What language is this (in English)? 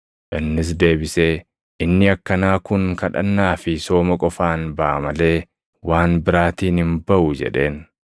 Oromo